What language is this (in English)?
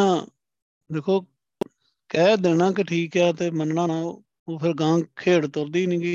Punjabi